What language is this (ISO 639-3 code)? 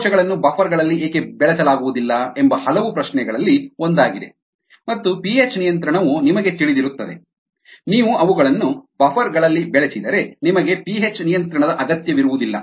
kan